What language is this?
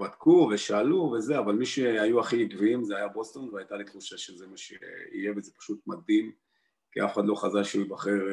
Hebrew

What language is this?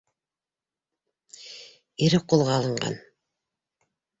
Bashkir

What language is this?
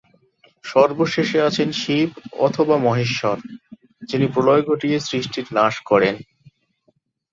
Bangla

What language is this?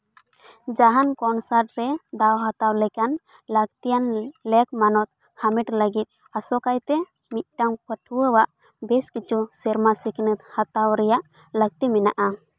Santali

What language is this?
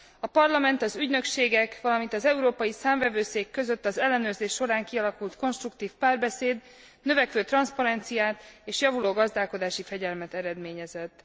Hungarian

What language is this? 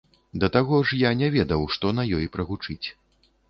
Belarusian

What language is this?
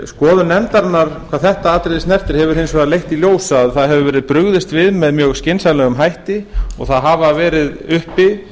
Icelandic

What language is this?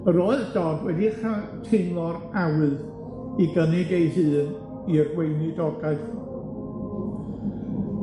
Welsh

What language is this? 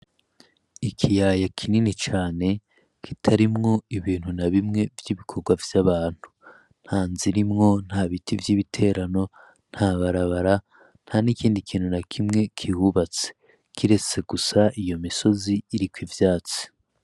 Rundi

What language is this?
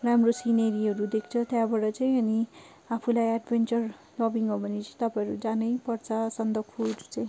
Nepali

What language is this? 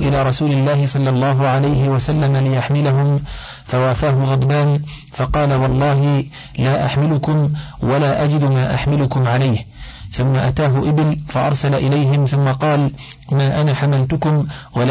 Arabic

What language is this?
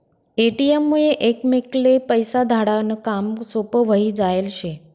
Marathi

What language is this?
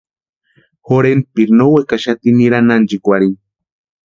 Western Highland Purepecha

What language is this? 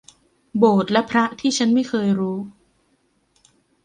Thai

